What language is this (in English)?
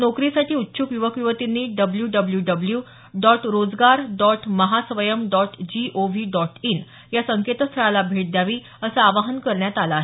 Marathi